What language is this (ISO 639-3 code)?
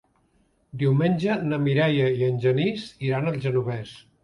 cat